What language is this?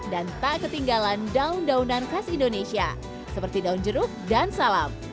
Indonesian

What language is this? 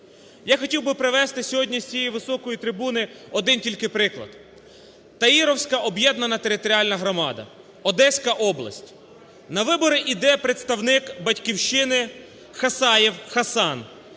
Ukrainian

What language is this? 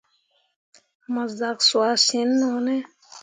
Mundang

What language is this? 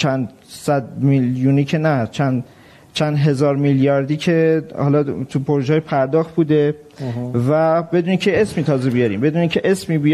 Persian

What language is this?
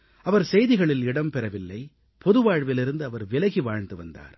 Tamil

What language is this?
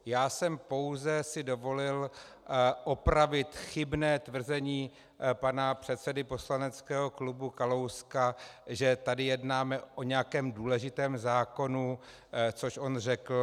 Czech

